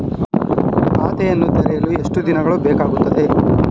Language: Kannada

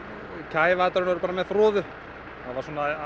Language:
Icelandic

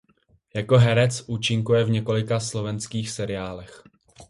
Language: Czech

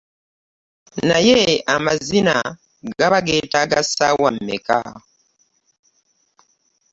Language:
Ganda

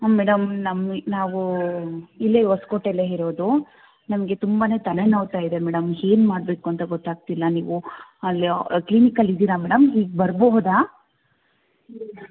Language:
Kannada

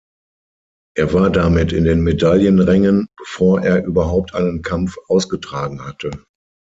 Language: German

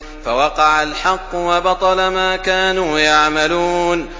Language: Arabic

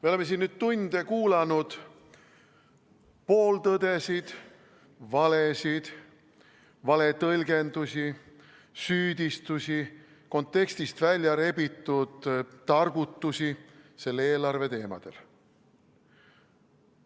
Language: Estonian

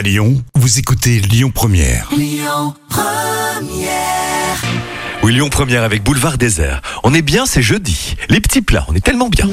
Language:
French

